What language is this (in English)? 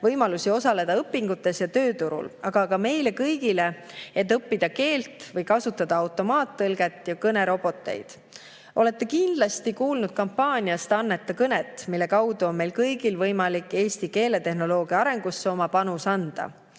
Estonian